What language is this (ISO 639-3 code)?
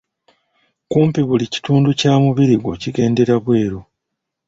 lug